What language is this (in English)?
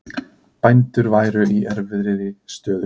Icelandic